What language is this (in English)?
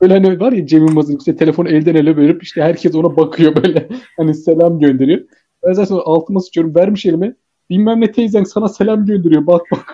Turkish